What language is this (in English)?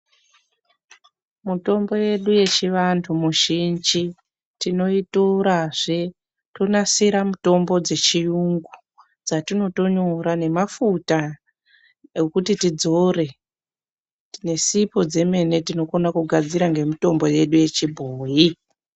Ndau